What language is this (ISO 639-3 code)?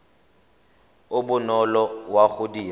tsn